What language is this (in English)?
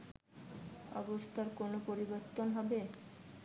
Bangla